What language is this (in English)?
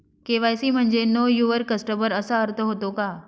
Marathi